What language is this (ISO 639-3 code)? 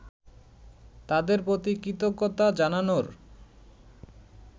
ben